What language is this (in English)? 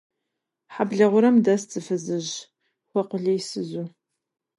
Kabardian